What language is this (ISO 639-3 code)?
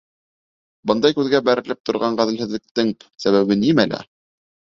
bak